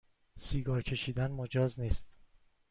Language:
Persian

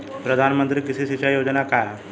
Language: Bhojpuri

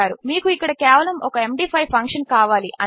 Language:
Telugu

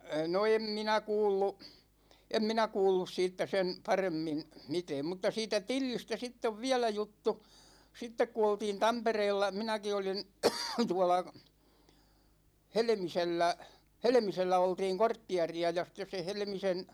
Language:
Finnish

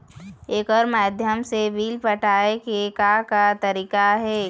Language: Chhattisgarhi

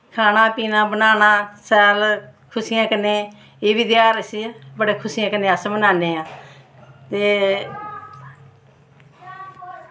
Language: Dogri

